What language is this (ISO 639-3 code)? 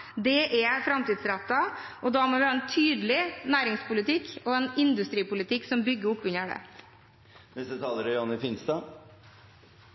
nob